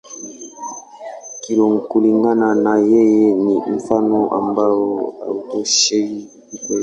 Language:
Swahili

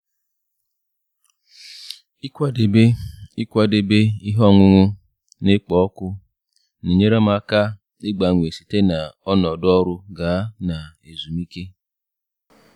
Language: Igbo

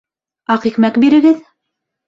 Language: Bashkir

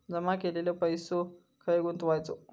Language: Marathi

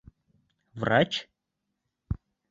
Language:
Bashkir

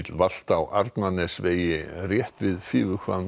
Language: Icelandic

